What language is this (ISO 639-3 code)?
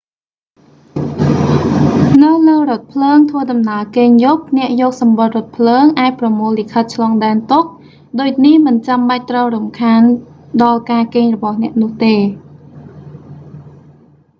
khm